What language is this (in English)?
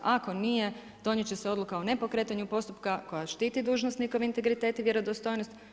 Croatian